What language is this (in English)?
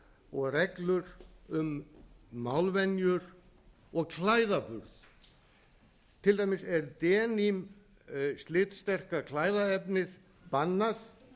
Icelandic